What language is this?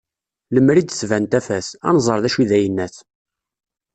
Kabyle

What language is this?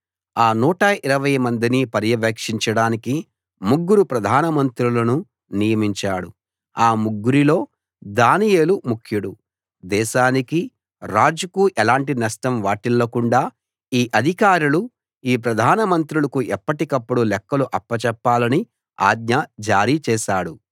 Telugu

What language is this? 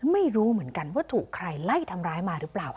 Thai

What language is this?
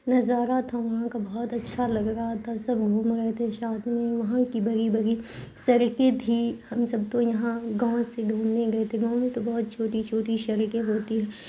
Urdu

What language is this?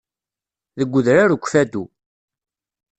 Kabyle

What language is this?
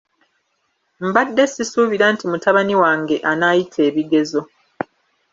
Ganda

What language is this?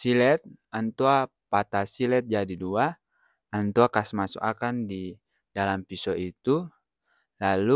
Ambonese Malay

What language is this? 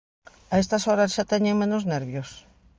Galician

